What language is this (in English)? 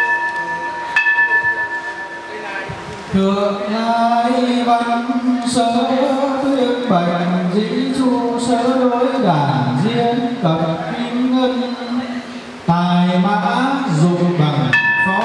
Vietnamese